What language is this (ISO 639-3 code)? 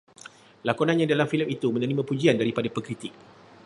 msa